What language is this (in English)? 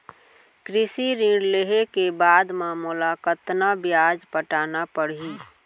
Chhattisgarhi